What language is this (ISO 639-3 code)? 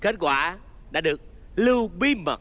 vie